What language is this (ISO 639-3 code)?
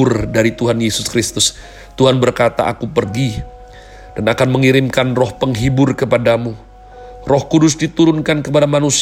ind